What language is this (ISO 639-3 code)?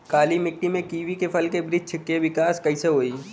bho